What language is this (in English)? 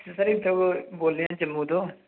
Dogri